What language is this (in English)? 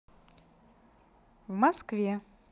Russian